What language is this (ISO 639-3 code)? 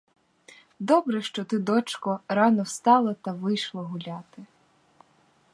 ukr